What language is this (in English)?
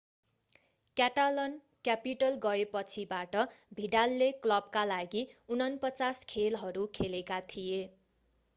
Nepali